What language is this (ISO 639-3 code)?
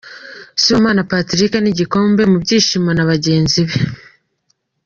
kin